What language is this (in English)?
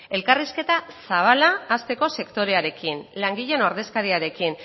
Basque